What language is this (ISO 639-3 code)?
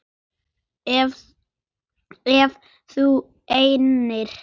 isl